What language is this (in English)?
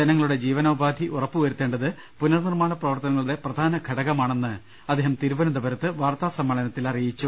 Malayalam